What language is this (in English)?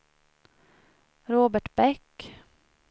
Swedish